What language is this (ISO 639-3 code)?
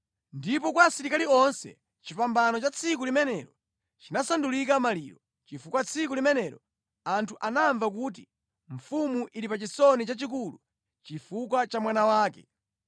nya